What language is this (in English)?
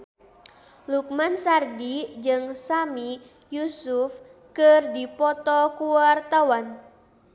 Sundanese